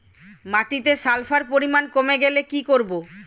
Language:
Bangla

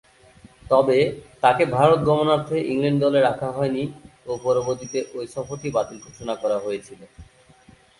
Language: Bangla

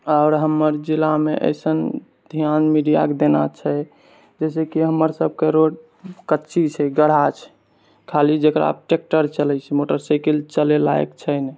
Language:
Maithili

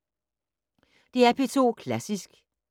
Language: Danish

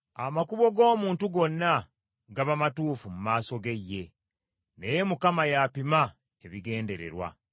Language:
Ganda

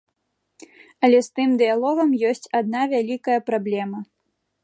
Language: Belarusian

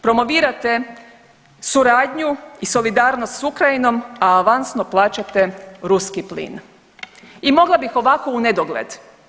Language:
Croatian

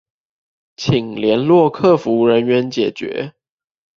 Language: Chinese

